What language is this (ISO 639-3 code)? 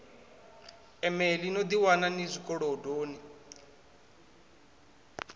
ven